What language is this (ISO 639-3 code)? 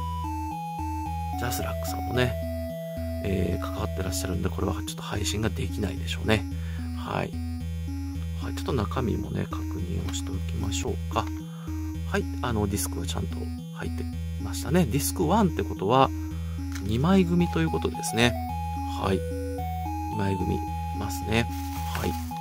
jpn